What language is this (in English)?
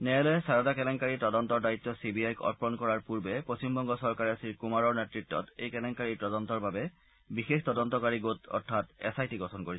Assamese